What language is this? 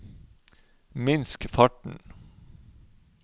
Norwegian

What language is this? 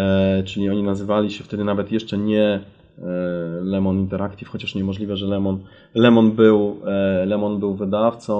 Polish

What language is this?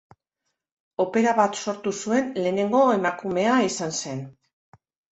Basque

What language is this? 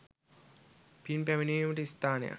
Sinhala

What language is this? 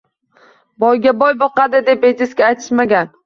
Uzbek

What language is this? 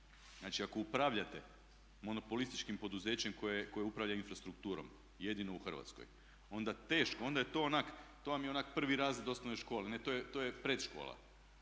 Croatian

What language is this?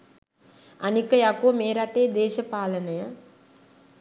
Sinhala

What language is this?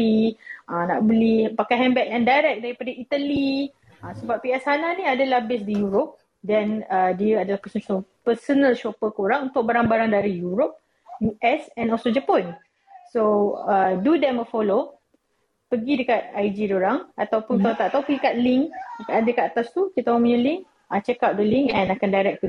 Malay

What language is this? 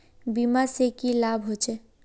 Magahi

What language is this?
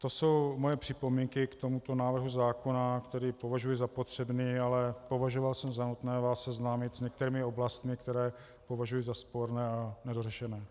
Czech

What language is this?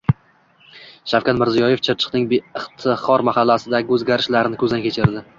Uzbek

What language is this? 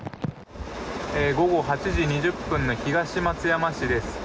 Japanese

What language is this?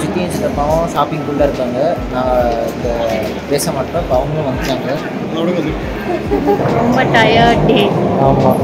Tamil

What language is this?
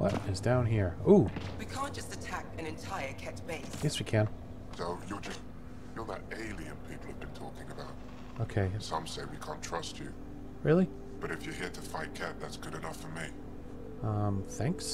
English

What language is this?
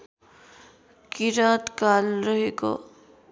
Nepali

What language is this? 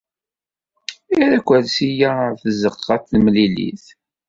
Kabyle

